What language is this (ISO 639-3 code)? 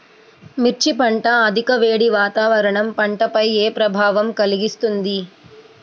tel